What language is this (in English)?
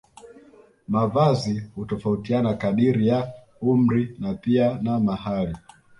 Swahili